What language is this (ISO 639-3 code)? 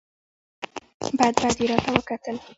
pus